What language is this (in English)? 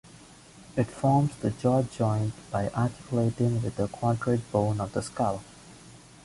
English